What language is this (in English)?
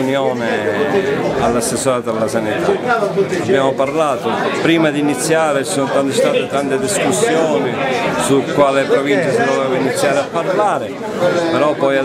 Italian